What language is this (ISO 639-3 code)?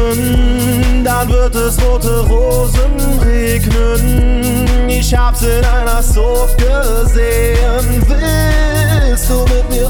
nld